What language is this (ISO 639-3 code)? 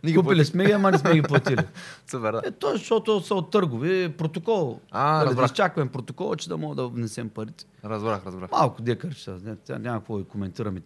bul